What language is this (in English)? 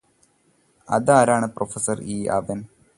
Malayalam